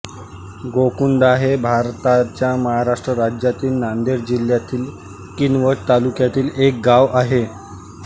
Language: Marathi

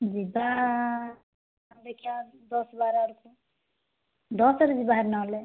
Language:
Odia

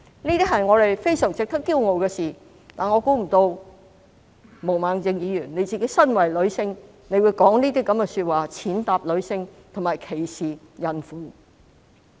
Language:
Cantonese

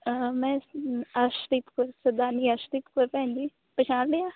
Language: Punjabi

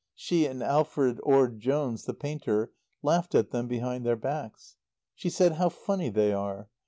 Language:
English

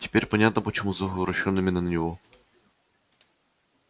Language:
Russian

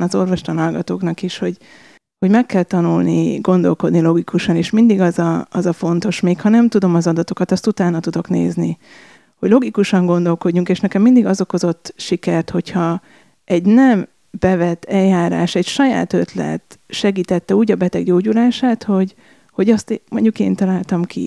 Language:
Hungarian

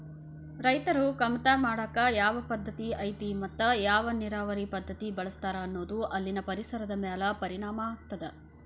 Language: Kannada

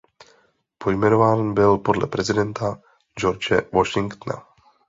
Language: Czech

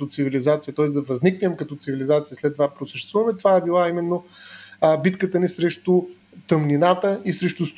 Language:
Bulgarian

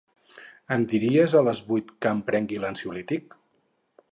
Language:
Catalan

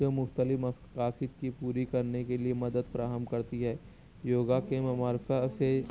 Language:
Urdu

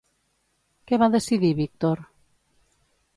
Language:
Catalan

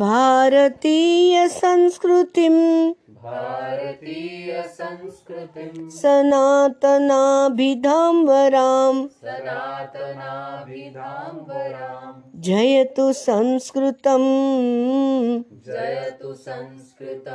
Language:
Hindi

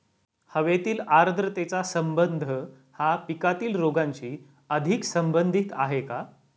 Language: Marathi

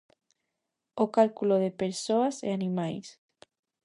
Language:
Galician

